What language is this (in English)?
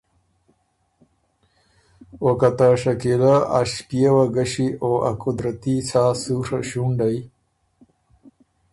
Ormuri